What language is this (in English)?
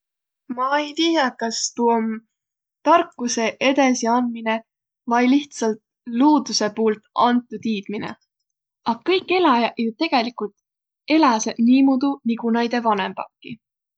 Võro